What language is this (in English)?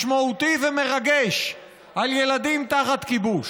Hebrew